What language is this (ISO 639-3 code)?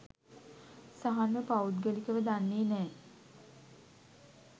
sin